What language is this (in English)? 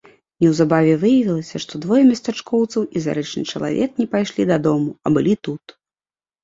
Belarusian